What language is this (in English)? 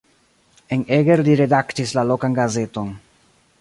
Esperanto